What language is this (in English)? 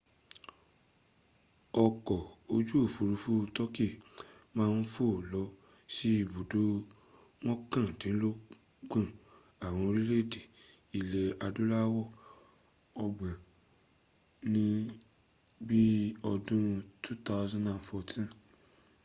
Yoruba